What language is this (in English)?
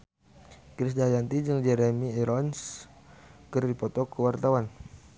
Sundanese